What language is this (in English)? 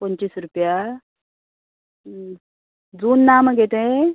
Konkani